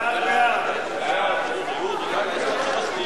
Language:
Hebrew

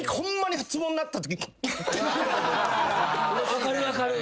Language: Japanese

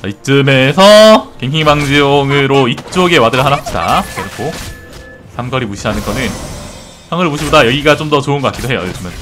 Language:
Korean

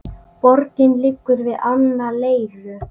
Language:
Icelandic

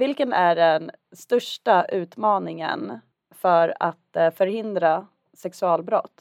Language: Swedish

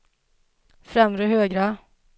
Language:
Swedish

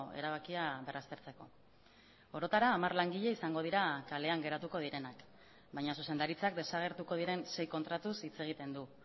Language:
Basque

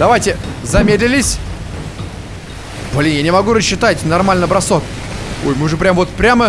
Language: Russian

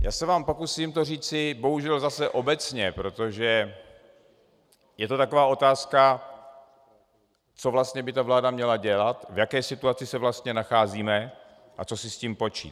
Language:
Czech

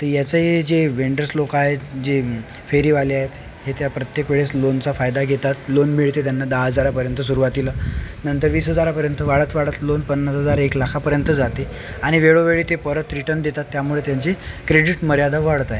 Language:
Marathi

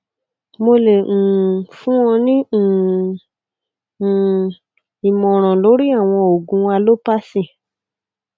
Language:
Yoruba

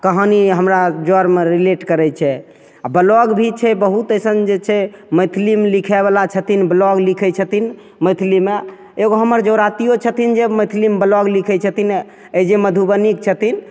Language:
Maithili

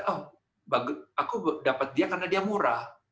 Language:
Indonesian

